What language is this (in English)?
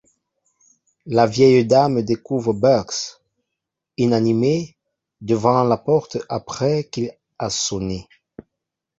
French